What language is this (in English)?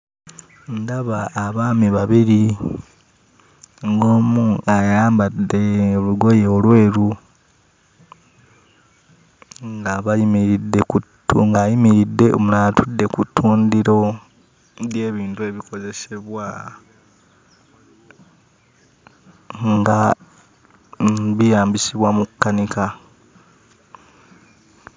Ganda